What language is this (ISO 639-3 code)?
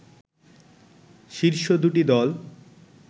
ben